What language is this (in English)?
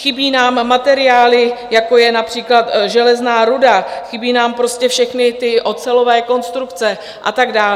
Czech